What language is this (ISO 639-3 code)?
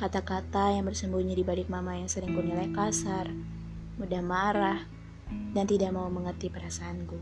ind